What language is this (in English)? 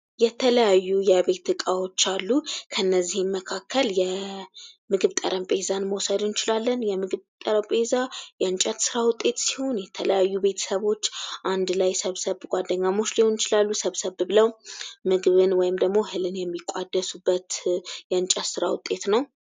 Amharic